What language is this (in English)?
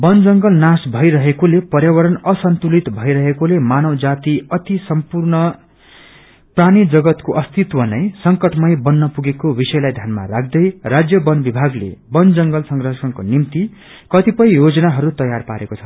Nepali